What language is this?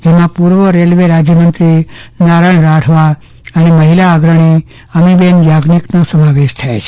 Gujarati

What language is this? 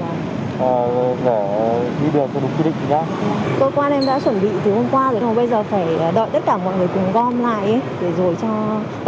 Vietnamese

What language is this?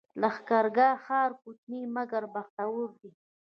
Pashto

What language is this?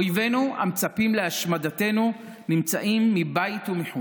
Hebrew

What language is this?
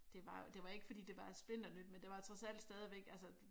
Danish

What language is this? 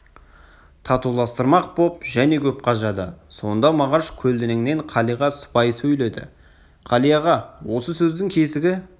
Kazakh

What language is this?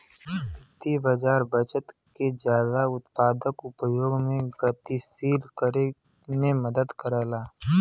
Bhojpuri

